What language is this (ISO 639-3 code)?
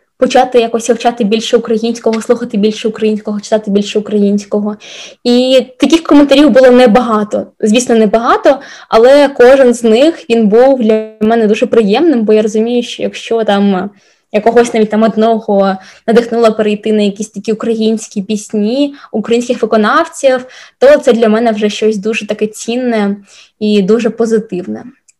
ukr